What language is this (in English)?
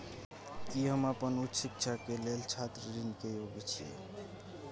Maithili